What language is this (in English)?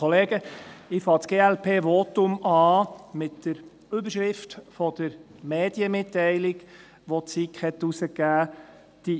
Swiss German